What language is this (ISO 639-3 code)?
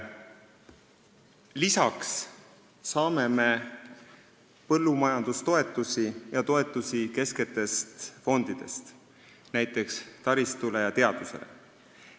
est